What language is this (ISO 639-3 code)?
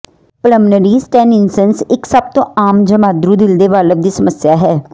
pan